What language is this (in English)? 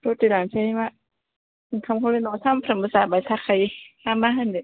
Bodo